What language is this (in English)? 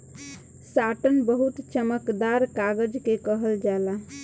Bhojpuri